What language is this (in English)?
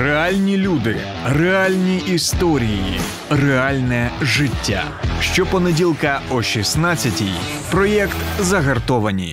Ukrainian